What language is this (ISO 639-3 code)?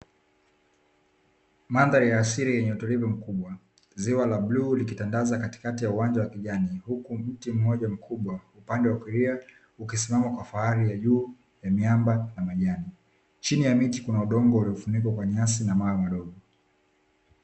swa